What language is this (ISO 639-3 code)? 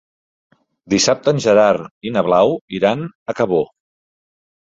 cat